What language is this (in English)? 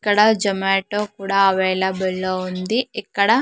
Telugu